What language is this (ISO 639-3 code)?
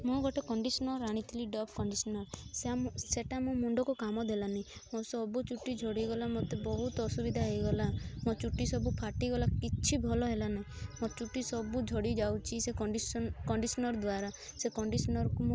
ori